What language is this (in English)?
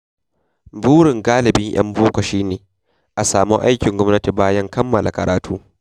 Hausa